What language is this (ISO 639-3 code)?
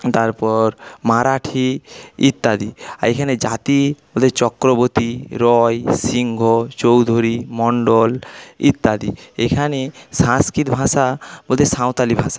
ben